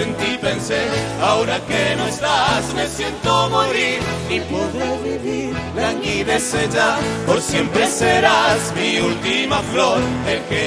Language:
Spanish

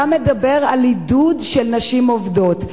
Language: Hebrew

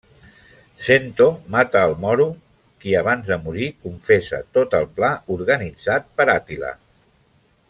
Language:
Catalan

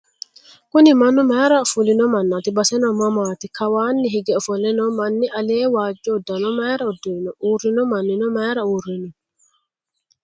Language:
Sidamo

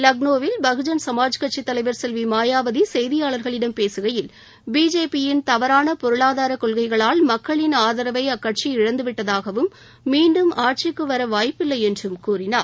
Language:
Tamil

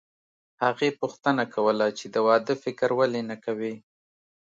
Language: Pashto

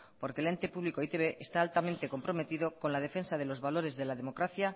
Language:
Spanish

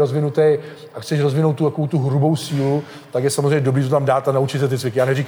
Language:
Czech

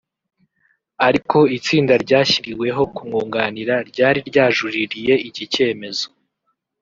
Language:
Kinyarwanda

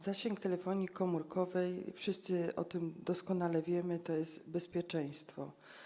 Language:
Polish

